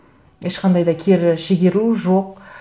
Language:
Kazakh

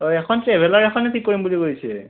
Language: Assamese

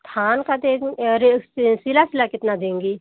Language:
Hindi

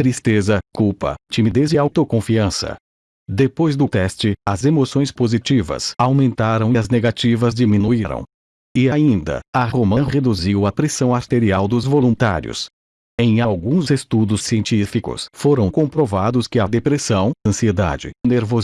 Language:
Portuguese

